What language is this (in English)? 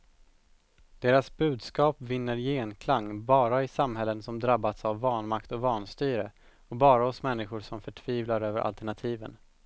Swedish